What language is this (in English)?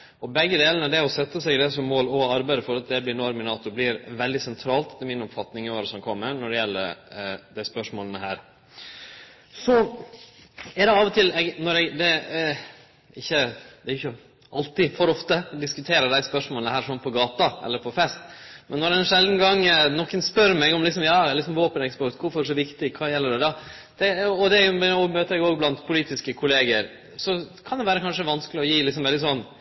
Norwegian Nynorsk